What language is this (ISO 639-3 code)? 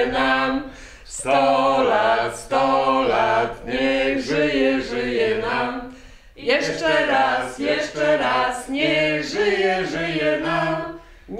pol